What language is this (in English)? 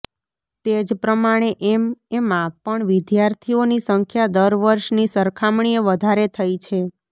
Gujarati